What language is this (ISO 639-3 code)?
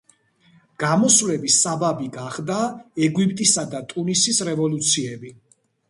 kat